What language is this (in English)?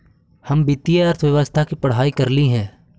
Magahi